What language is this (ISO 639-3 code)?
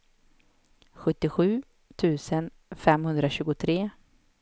swe